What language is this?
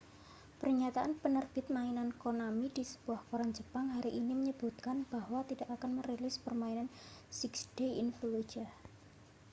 Indonesian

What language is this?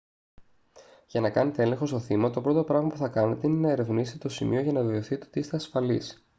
Greek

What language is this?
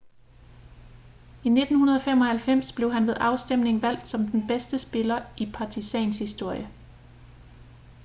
Danish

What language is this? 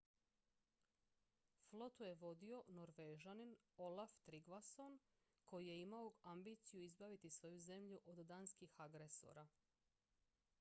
Croatian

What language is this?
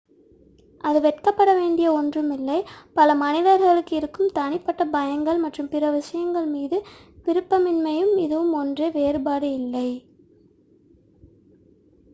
Tamil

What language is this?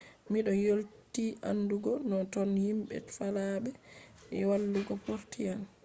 Fula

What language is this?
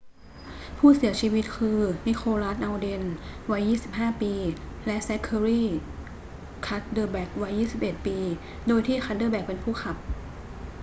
Thai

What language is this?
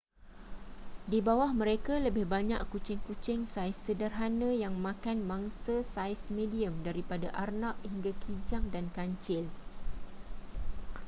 Malay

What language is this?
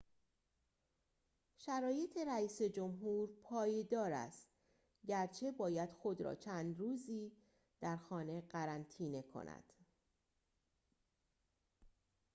Persian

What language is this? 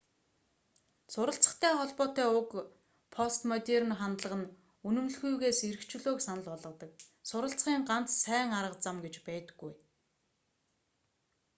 Mongolian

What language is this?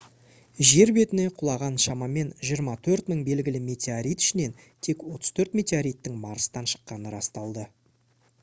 Kazakh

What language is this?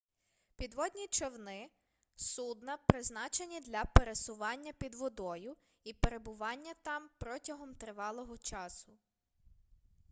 Ukrainian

